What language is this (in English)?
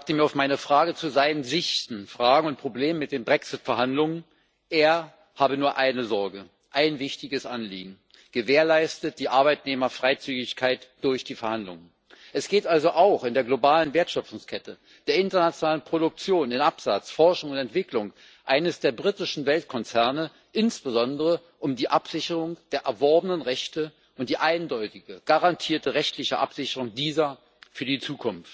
German